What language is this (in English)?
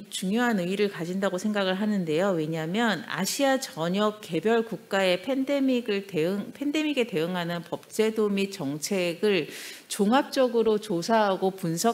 Korean